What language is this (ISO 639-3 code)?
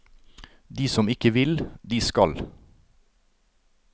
nor